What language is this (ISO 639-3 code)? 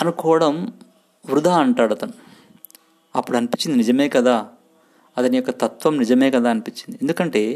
tel